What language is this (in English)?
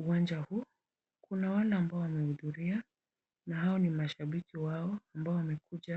Swahili